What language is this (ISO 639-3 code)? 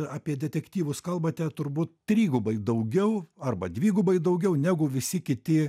lit